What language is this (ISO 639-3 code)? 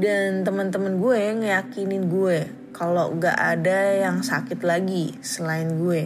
ind